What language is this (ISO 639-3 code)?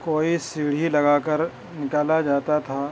urd